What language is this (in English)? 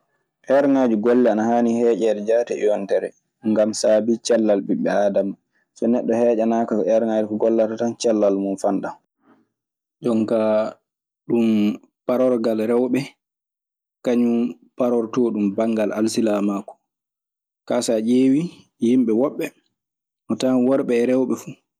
Maasina Fulfulde